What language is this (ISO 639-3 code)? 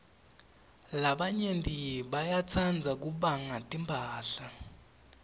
ssw